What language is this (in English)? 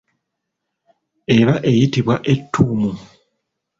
Ganda